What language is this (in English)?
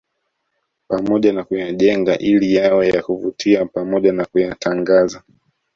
Swahili